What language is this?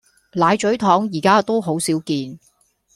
Cantonese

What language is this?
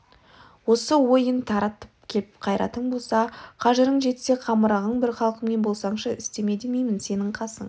Kazakh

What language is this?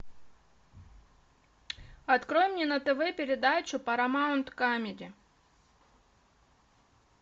Russian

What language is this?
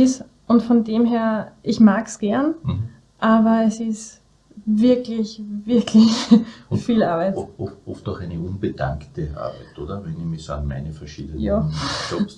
German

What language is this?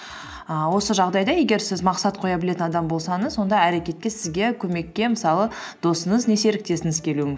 Kazakh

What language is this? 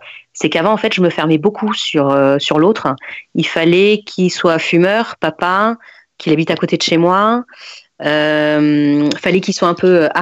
French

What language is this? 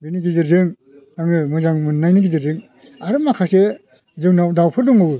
Bodo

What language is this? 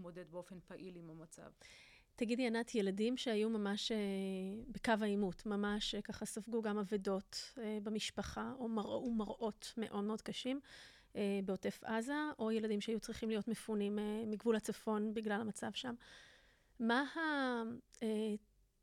Hebrew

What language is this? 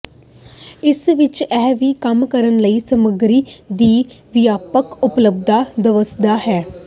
Punjabi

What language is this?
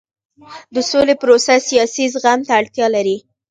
Pashto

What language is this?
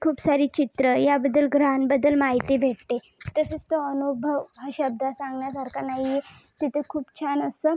Marathi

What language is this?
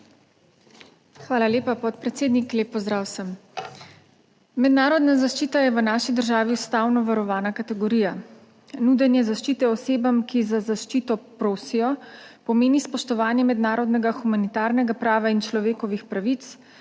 Slovenian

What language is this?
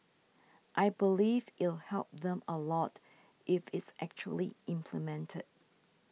English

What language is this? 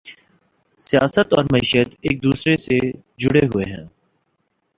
Urdu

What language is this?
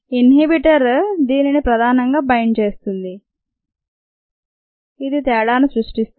Telugu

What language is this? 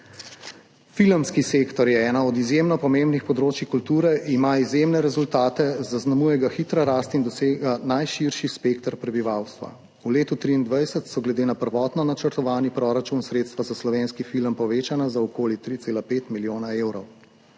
Slovenian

